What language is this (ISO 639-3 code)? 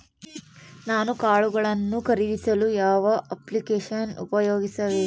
kan